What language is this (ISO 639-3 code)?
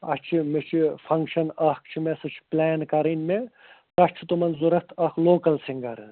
kas